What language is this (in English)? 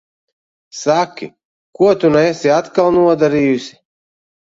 Latvian